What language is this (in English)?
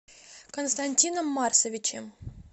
Russian